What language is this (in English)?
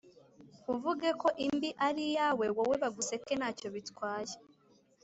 Kinyarwanda